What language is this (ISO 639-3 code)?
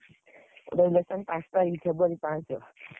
ori